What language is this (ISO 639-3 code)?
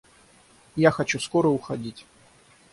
rus